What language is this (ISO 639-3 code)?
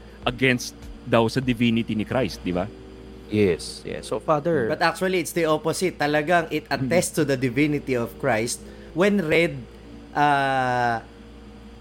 fil